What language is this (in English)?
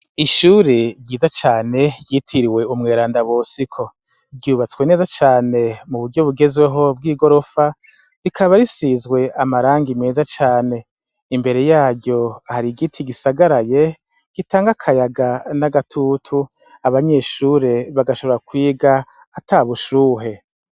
Rundi